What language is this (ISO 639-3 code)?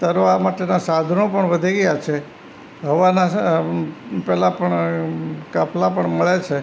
guj